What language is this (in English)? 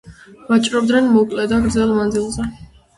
Georgian